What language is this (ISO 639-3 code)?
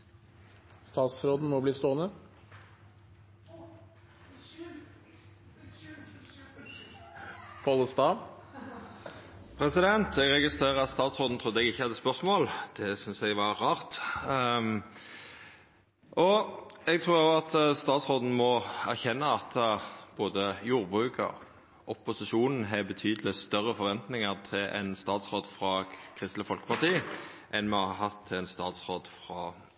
nor